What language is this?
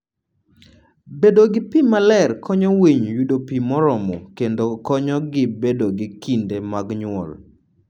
Luo (Kenya and Tanzania)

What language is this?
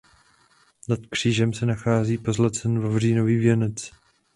Czech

